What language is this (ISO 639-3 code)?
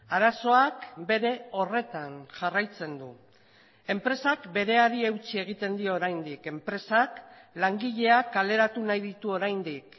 eus